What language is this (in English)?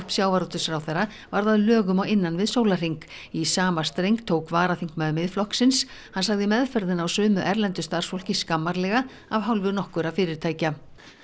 Icelandic